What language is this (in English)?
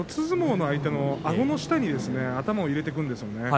Japanese